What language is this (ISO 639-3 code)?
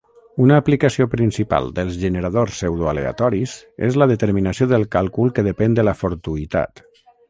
cat